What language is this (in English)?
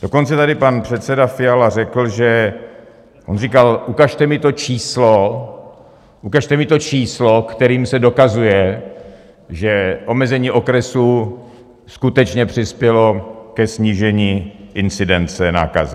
Czech